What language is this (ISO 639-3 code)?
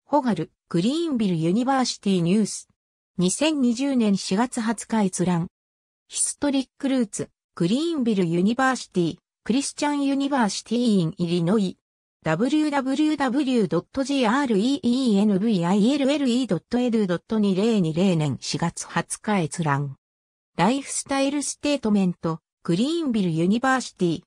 jpn